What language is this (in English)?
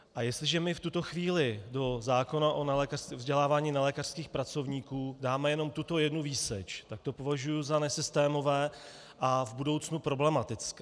Czech